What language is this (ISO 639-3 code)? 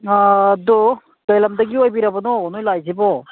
mni